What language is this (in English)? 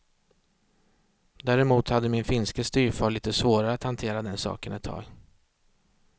Swedish